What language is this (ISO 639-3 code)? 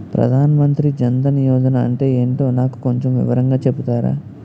tel